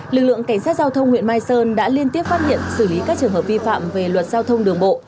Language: Vietnamese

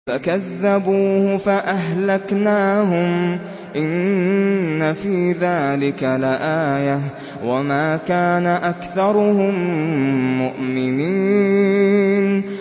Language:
Arabic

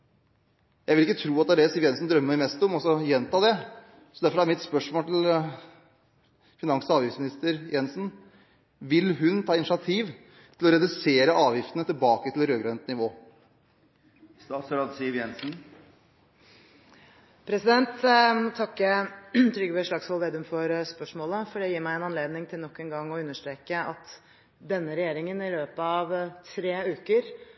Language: Norwegian Bokmål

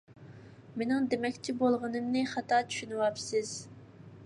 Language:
Uyghur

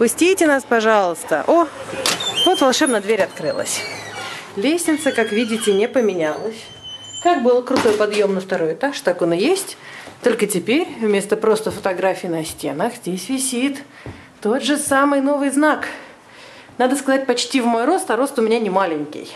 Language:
Russian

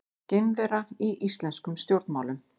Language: Icelandic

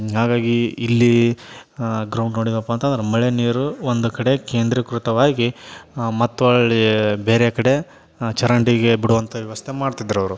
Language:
Kannada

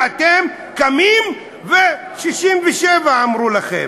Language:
Hebrew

